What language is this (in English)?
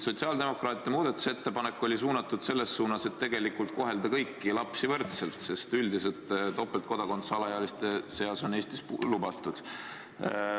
Estonian